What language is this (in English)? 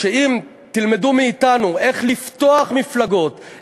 Hebrew